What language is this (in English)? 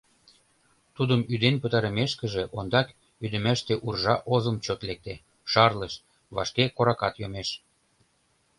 Mari